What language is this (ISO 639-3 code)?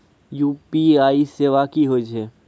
mai